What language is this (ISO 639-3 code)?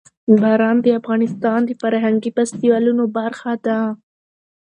pus